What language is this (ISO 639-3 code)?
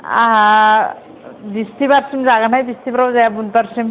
brx